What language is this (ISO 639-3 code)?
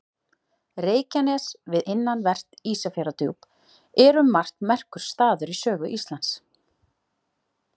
isl